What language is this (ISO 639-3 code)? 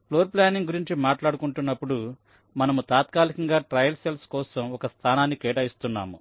tel